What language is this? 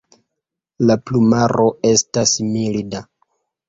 Esperanto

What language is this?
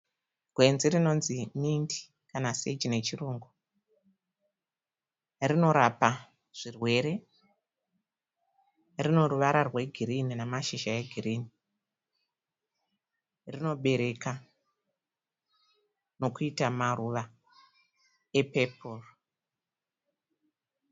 Shona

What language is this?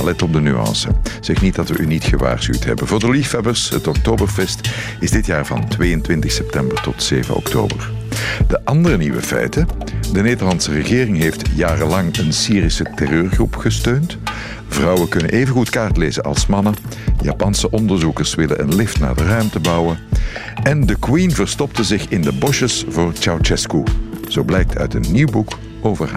Dutch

